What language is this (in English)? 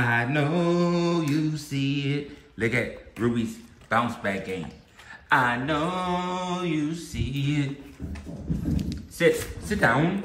English